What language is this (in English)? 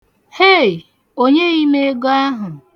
Igbo